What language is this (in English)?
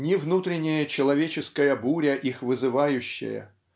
Russian